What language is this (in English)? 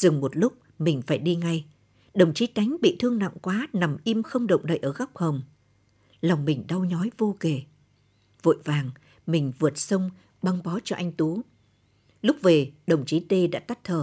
Vietnamese